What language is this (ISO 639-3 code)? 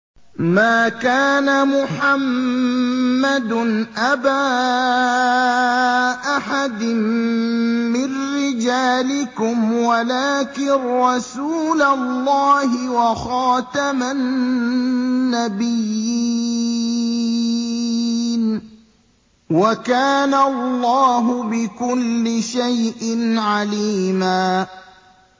ara